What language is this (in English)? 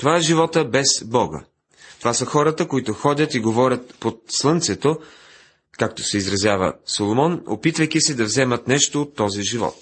Bulgarian